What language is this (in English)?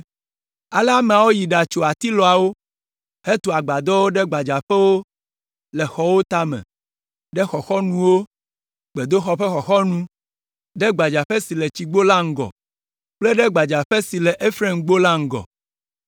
Ewe